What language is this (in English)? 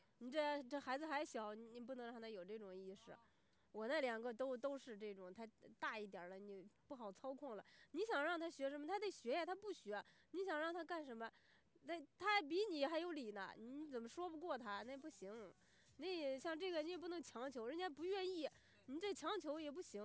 Chinese